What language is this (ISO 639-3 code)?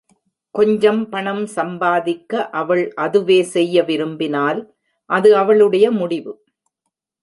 tam